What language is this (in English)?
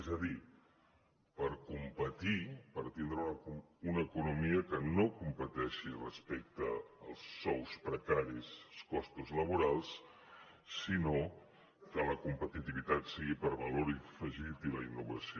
Catalan